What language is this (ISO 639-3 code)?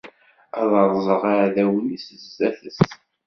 kab